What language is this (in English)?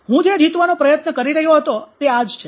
Gujarati